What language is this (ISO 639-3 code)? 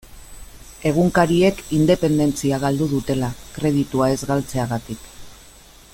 eus